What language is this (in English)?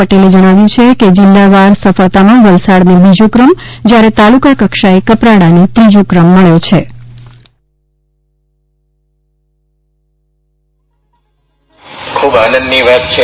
Gujarati